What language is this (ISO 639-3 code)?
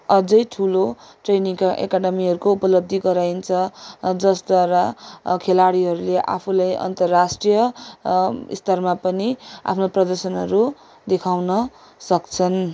nep